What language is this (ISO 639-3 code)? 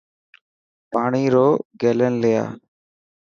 mki